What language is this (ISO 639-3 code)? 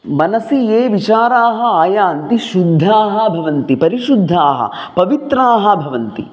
san